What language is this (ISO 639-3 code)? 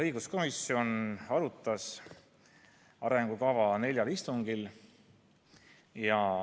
est